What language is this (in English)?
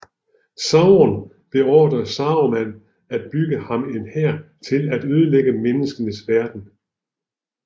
Danish